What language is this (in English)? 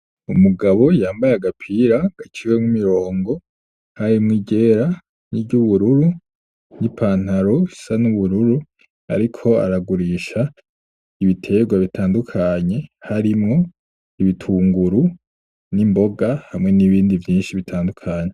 Rundi